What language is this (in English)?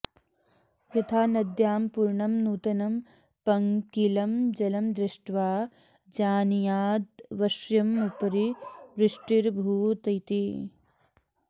Sanskrit